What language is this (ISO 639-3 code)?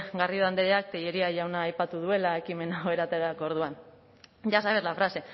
eus